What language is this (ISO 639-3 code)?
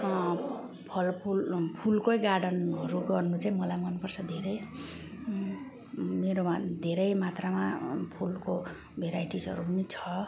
nep